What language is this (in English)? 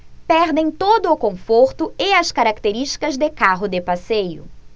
Portuguese